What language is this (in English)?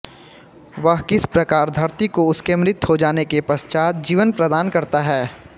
Hindi